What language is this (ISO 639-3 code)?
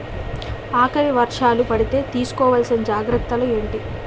tel